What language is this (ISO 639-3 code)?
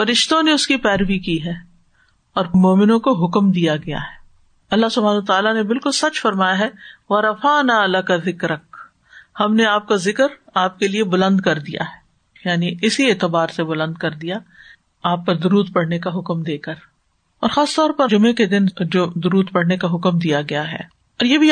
urd